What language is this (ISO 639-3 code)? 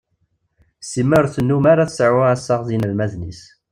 kab